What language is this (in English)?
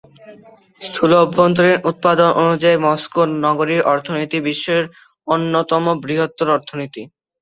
Bangla